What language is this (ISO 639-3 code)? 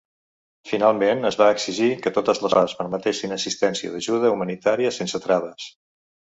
cat